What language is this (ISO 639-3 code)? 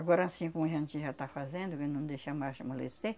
por